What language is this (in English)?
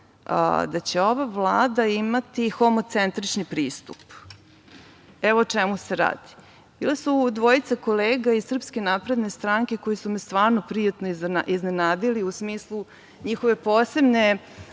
Serbian